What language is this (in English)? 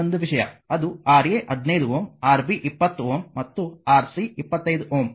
Kannada